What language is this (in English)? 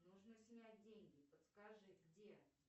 Russian